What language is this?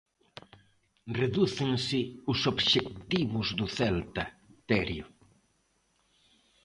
Galician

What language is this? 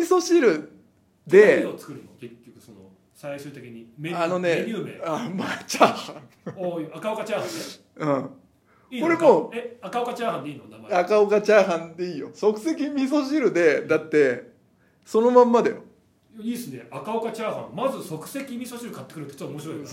Japanese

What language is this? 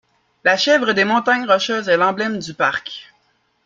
French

